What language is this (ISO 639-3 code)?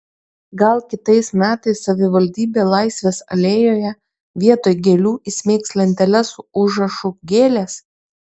lit